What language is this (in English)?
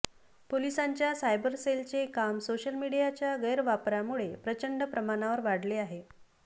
Marathi